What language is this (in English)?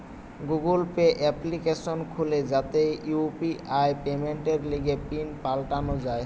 Bangla